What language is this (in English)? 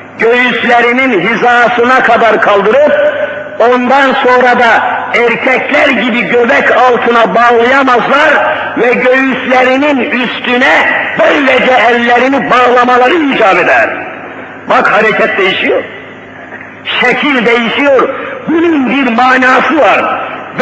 Turkish